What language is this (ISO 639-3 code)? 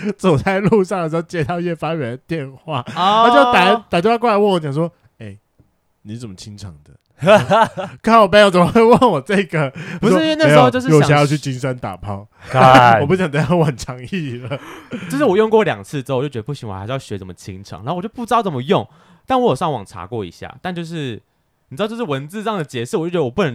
zho